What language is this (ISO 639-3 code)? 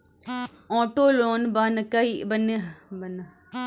mai